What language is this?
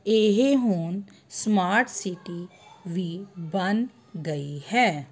Punjabi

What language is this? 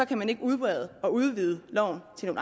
Danish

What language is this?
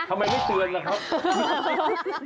Thai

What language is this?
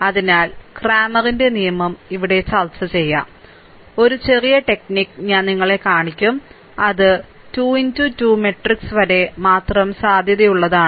Malayalam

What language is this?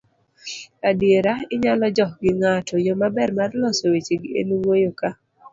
Luo (Kenya and Tanzania)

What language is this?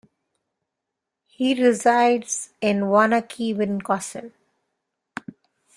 English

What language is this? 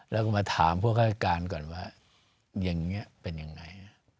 Thai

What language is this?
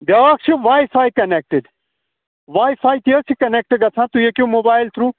Kashmiri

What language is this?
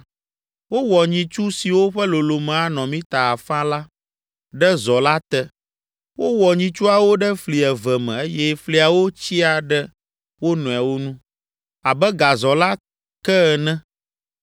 Ewe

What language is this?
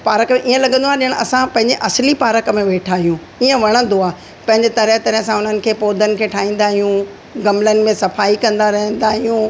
Sindhi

